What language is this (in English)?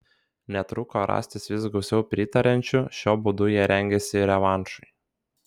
Lithuanian